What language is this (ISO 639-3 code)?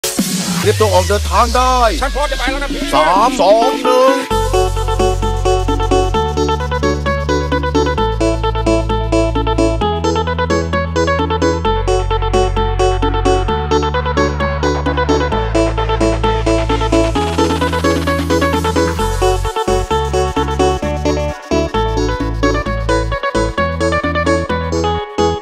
tha